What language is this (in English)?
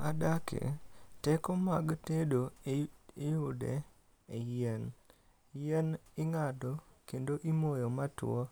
Luo (Kenya and Tanzania)